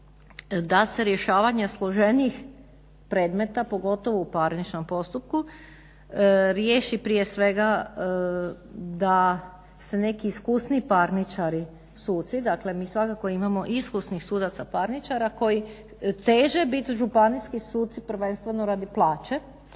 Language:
Croatian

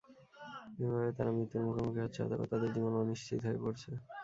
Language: Bangla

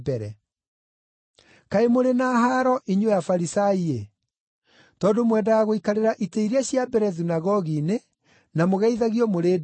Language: Kikuyu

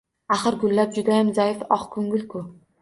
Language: Uzbek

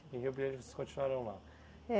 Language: Portuguese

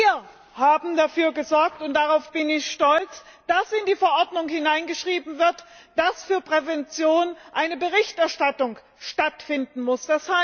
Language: German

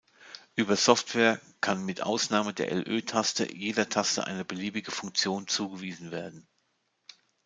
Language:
German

